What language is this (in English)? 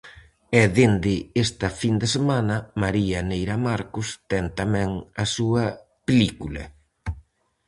Galician